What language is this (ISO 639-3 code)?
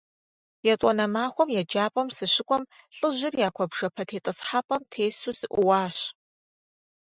kbd